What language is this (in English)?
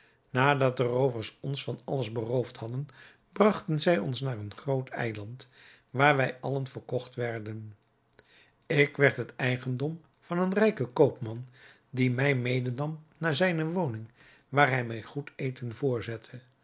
Dutch